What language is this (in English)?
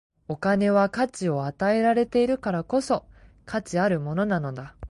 Japanese